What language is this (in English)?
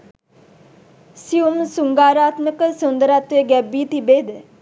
Sinhala